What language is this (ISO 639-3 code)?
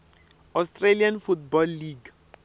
tso